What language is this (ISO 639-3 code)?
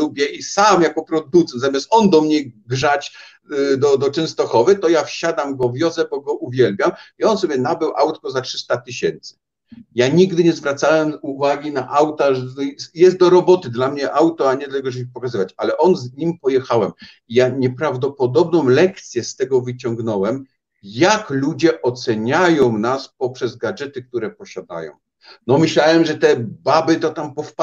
pol